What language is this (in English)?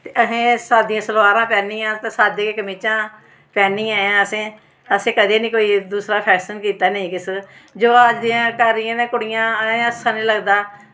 Dogri